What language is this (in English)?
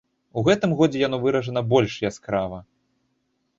Belarusian